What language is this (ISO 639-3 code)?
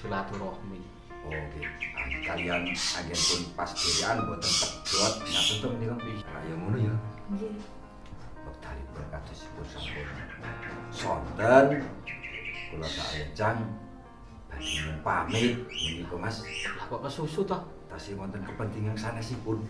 ind